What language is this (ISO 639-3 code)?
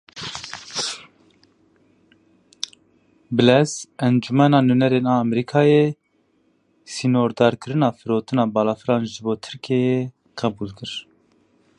kur